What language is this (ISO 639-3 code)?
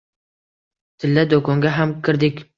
uzb